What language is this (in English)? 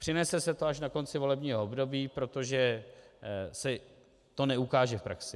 Czech